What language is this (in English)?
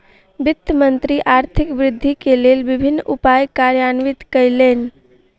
Maithili